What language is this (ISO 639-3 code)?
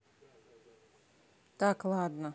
rus